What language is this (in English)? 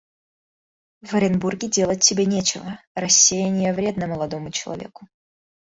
Russian